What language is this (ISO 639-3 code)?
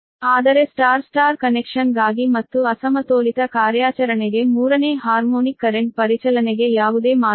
kan